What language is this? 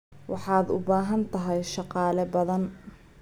Somali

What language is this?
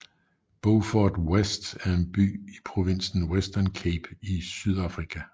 Danish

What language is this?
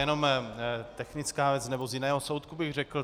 Czech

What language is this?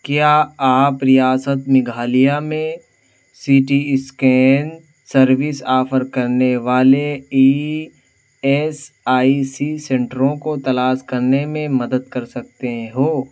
Urdu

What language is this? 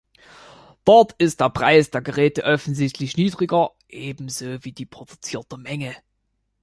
German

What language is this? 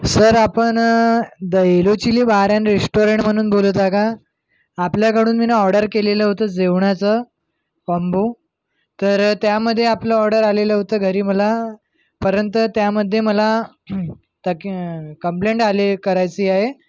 Marathi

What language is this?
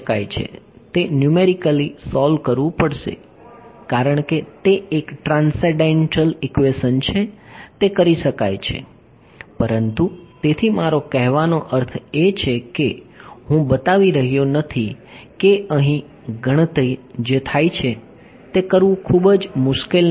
Gujarati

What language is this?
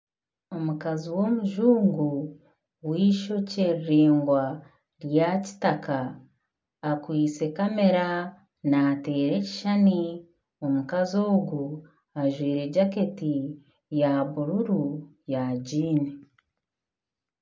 Nyankole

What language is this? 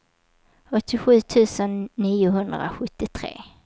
Swedish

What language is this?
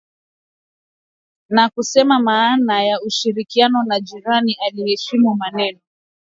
Swahili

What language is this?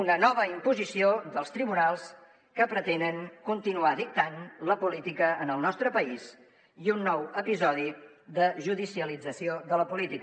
Catalan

